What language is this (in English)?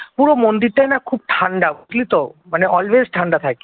Bangla